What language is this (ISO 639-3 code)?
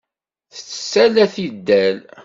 kab